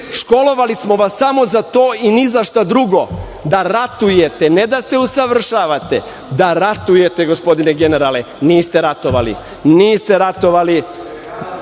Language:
Serbian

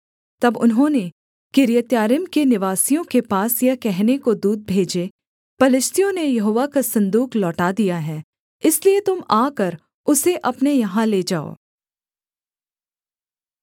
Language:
Hindi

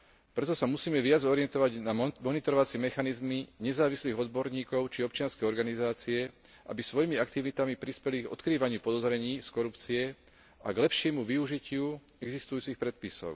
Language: Slovak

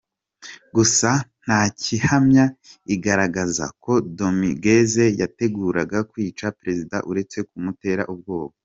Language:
Kinyarwanda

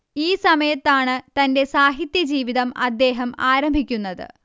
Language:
Malayalam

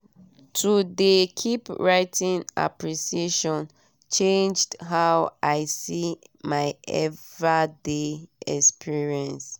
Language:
Nigerian Pidgin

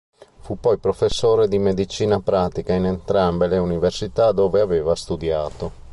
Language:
Italian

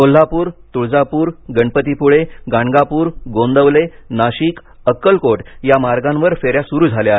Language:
Marathi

